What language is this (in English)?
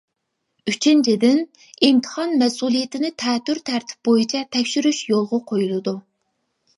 Uyghur